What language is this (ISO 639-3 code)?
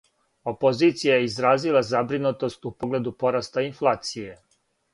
srp